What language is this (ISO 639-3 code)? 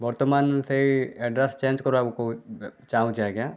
ori